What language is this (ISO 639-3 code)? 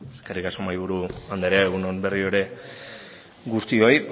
eus